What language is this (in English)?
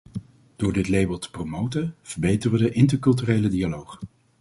Dutch